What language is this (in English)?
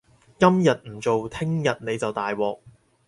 Cantonese